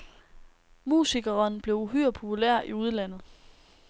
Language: Danish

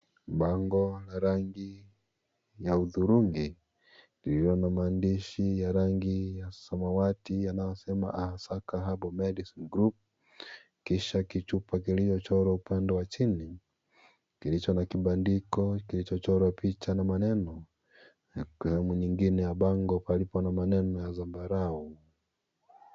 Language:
Swahili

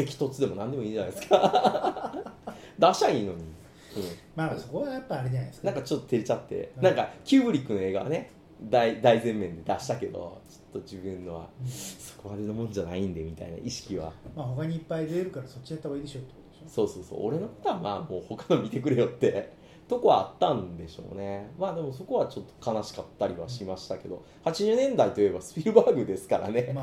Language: Japanese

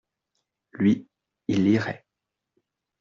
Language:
French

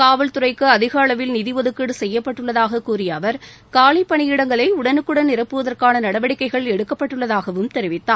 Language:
Tamil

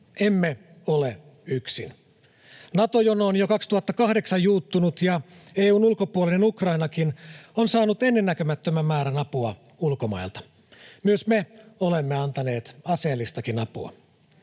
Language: Finnish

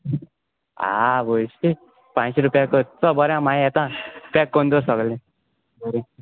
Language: Konkani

